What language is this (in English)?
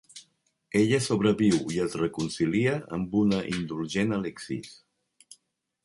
Catalan